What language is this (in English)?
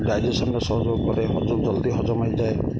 Odia